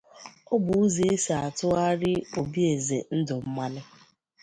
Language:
Igbo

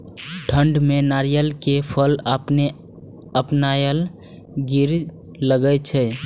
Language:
Maithili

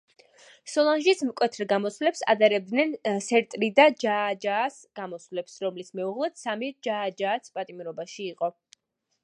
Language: Georgian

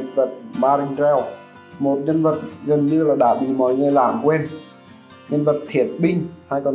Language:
Vietnamese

